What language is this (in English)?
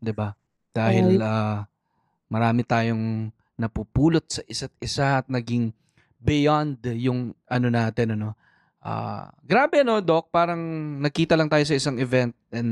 Filipino